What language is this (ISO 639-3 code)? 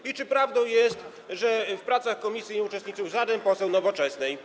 pol